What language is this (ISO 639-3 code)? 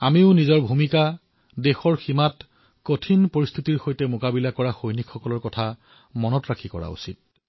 asm